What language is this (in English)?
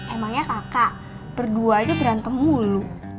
Indonesian